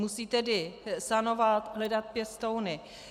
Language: Czech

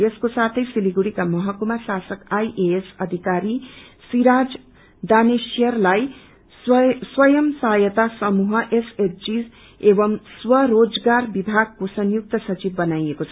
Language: Nepali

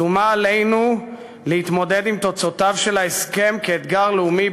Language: Hebrew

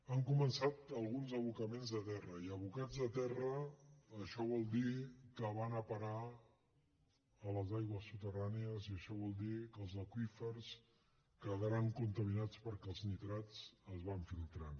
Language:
Catalan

